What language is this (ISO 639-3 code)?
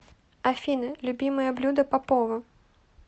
rus